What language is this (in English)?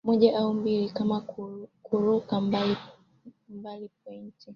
Swahili